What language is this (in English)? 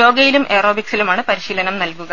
Malayalam